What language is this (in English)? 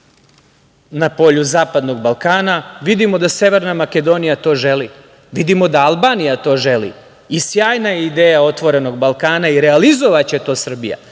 Serbian